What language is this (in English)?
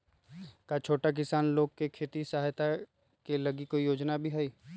Magahi